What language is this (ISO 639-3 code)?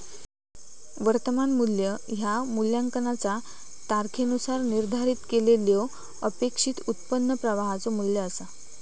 mar